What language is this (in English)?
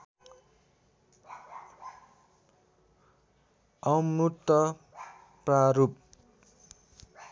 Nepali